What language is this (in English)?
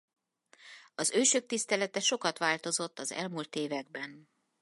Hungarian